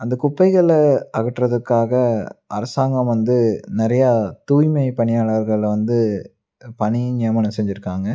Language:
Tamil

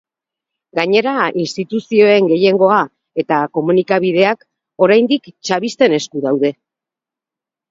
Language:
Basque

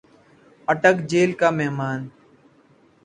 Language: Urdu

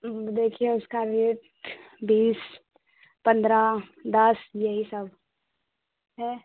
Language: Hindi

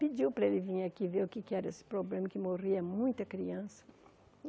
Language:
Portuguese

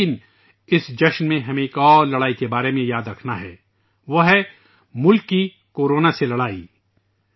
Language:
Urdu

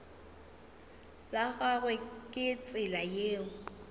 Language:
Northern Sotho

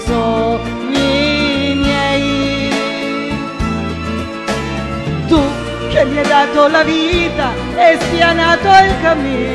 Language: Italian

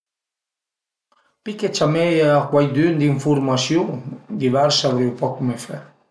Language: Piedmontese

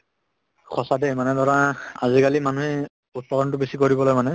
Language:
Assamese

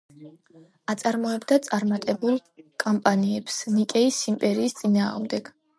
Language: Georgian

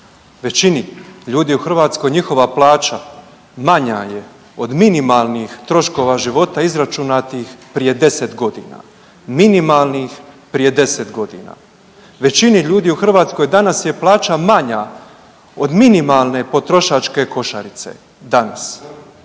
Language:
Croatian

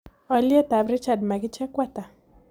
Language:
Kalenjin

